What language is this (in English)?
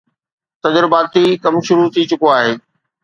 Sindhi